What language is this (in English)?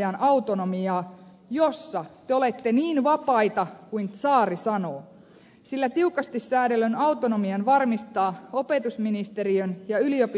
Finnish